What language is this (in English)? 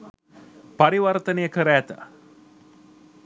Sinhala